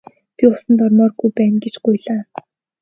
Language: Mongolian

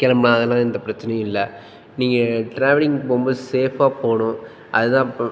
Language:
Tamil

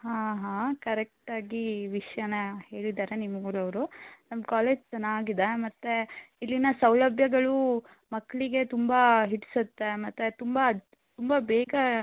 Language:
Kannada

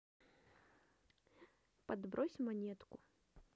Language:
Russian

